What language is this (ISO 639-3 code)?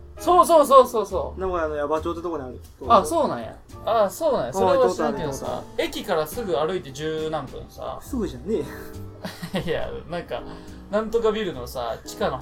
jpn